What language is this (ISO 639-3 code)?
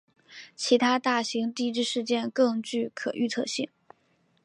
zho